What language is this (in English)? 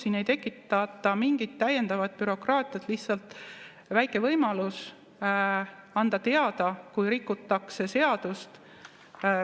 Estonian